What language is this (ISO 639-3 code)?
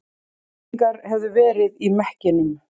isl